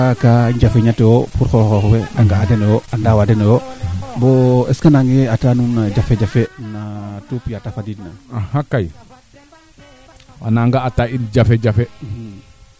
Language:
Serer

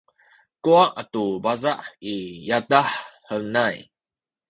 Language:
Sakizaya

